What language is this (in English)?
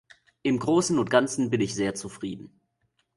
German